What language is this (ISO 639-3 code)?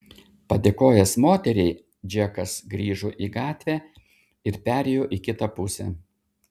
lit